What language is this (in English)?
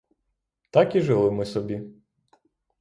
Ukrainian